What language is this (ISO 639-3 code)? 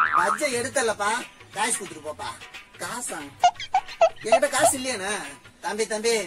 ind